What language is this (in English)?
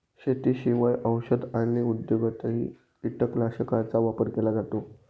Marathi